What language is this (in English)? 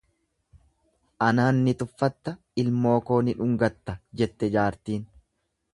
Oromo